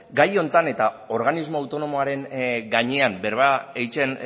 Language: Basque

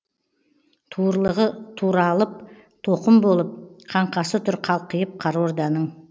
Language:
Kazakh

